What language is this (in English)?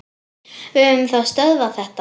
Icelandic